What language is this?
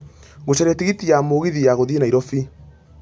Kikuyu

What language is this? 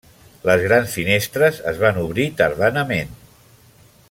Catalan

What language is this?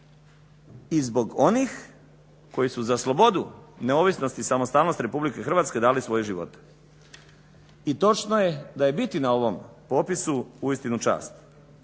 Croatian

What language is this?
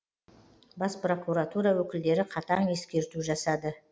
Kazakh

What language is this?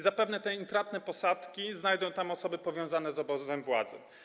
Polish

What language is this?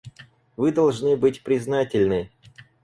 Russian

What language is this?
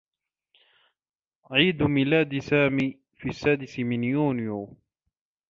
Arabic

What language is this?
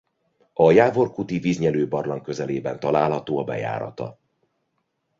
Hungarian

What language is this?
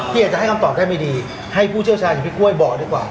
Thai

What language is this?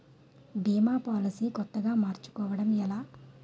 Telugu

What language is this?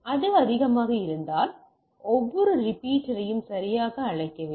Tamil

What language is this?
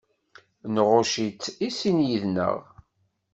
Kabyle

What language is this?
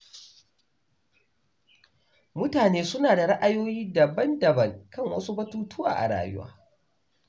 Hausa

